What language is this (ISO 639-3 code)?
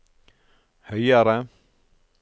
nor